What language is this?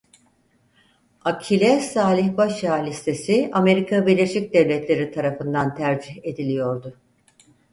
Turkish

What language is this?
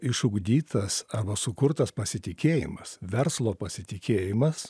Lithuanian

